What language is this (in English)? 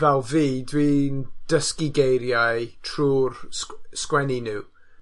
Welsh